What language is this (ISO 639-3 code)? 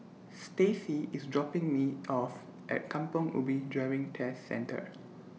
eng